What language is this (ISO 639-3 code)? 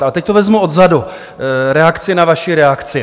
ces